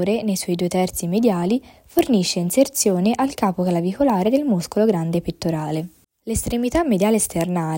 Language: Italian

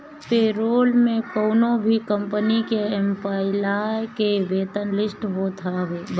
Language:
Bhojpuri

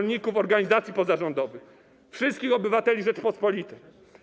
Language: Polish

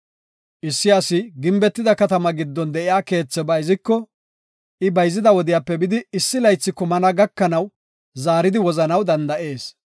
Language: Gofa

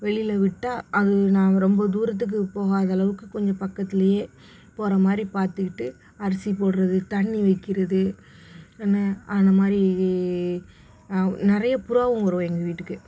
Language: Tamil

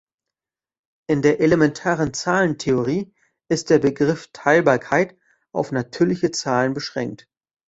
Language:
German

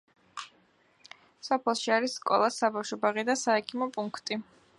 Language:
Georgian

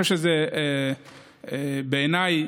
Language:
Hebrew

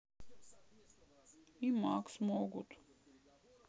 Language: Russian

